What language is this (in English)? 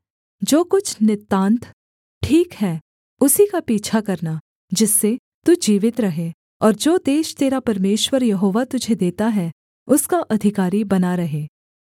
Hindi